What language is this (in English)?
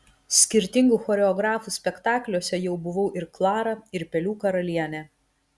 Lithuanian